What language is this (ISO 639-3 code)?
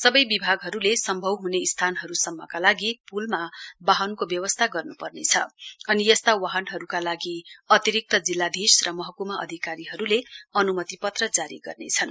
nep